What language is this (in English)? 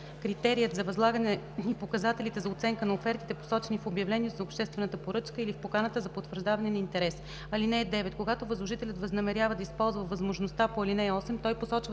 Bulgarian